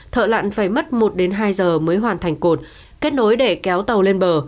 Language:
Vietnamese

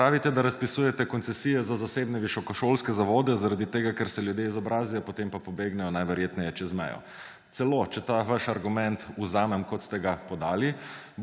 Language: Slovenian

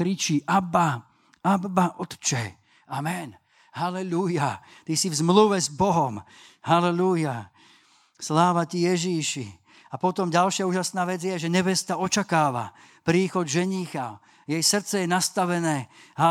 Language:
Slovak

